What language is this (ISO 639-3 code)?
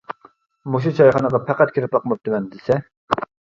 uig